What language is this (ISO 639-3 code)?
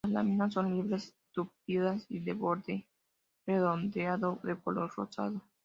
spa